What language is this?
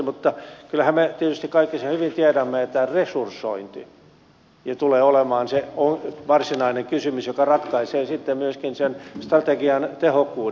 Finnish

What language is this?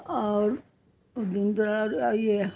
Hindi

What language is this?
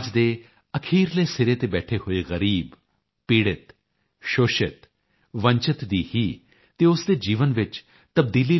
Punjabi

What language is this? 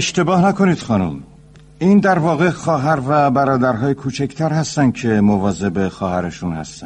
Persian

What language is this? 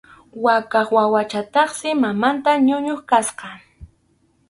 Arequipa-La Unión Quechua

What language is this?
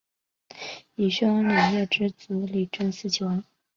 Chinese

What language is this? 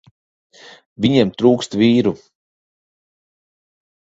Latvian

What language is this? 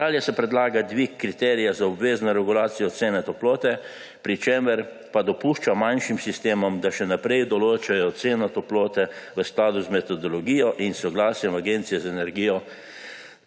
Slovenian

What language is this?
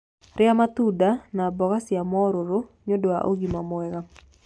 Kikuyu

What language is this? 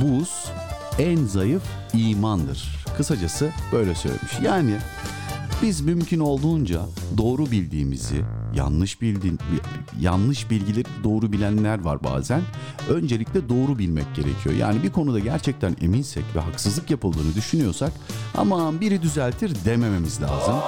Turkish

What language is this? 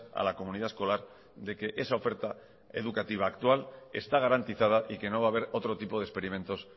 Spanish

